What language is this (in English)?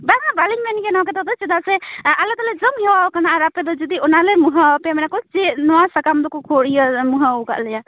Santali